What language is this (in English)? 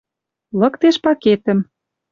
Western Mari